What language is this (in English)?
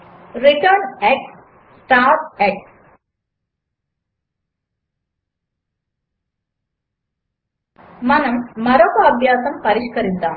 Telugu